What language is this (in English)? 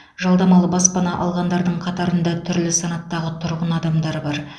Kazakh